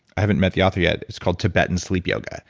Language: English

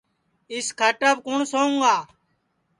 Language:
Sansi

